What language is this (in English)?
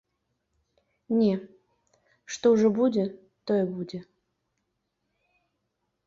Belarusian